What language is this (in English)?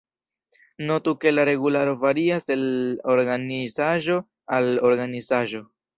Esperanto